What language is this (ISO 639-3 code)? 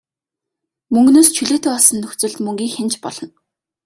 mon